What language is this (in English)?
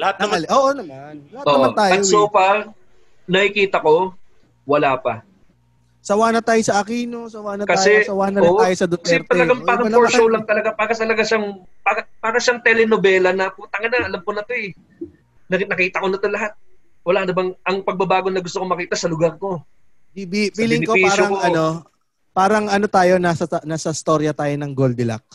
Filipino